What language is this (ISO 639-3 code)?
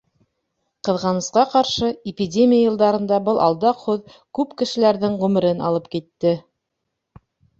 bak